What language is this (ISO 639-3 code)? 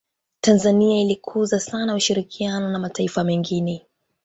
swa